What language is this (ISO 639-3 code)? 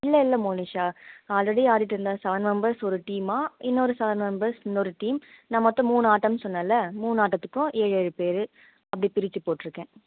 tam